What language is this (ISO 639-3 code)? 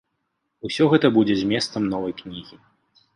bel